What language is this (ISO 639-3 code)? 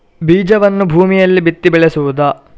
kan